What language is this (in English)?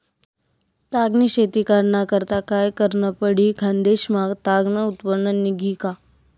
Marathi